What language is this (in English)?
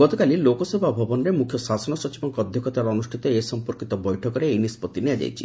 Odia